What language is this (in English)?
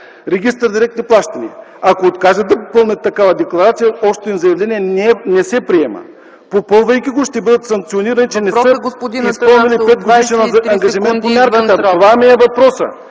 Bulgarian